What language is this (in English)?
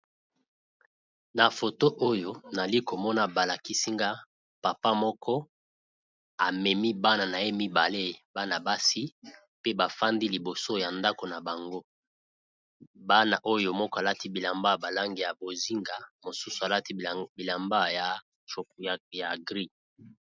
Lingala